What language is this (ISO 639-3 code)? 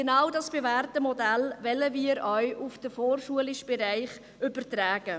gsw